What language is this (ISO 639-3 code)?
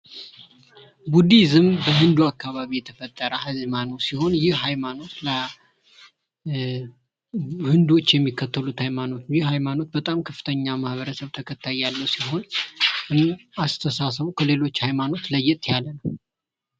amh